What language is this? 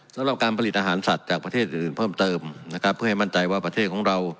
Thai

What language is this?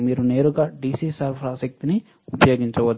Telugu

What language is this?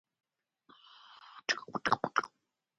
Spanish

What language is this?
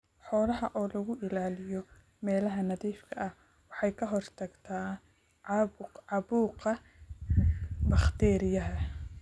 Somali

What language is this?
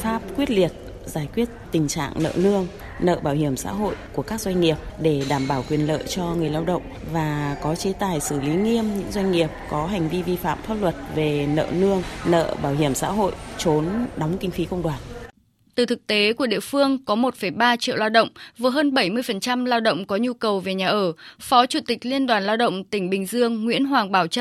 Vietnamese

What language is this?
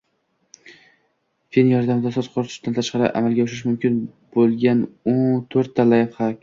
Uzbek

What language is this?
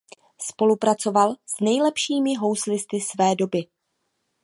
Czech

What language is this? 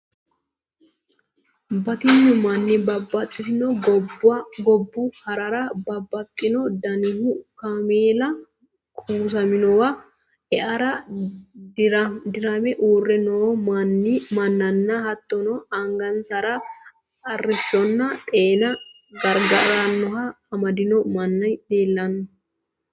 Sidamo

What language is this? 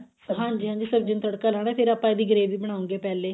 Punjabi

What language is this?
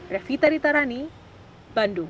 Indonesian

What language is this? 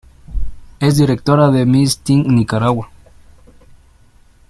Spanish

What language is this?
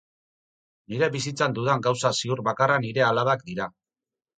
Basque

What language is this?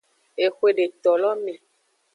Aja (Benin)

